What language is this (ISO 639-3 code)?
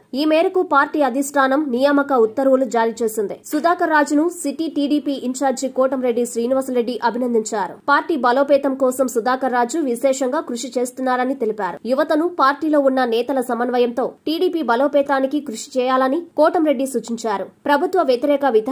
hin